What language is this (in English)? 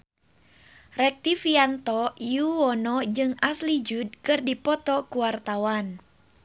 Sundanese